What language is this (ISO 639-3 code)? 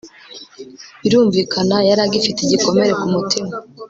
kin